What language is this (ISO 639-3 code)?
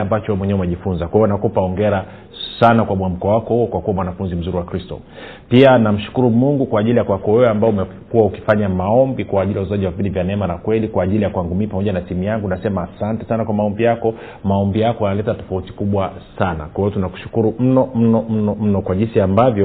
swa